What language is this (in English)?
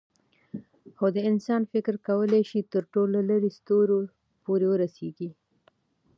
Pashto